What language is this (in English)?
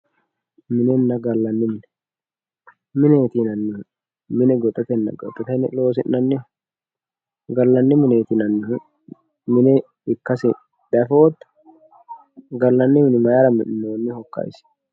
Sidamo